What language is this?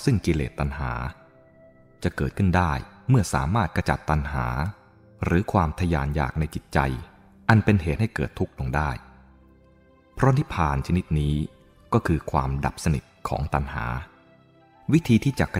Thai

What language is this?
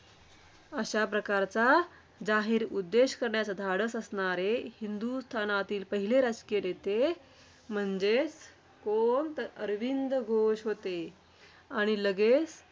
Marathi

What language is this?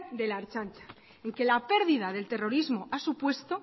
Spanish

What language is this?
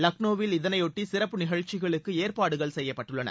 Tamil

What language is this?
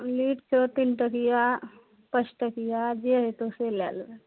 Maithili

